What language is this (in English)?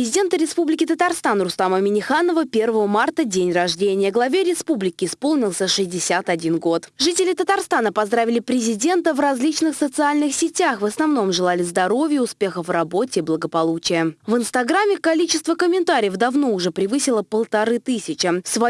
Russian